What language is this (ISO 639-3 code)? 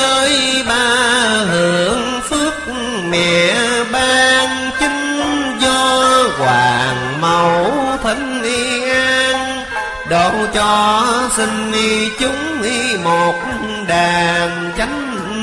vie